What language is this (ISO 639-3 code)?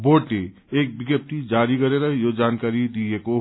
nep